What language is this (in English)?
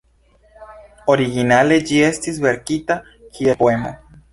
Esperanto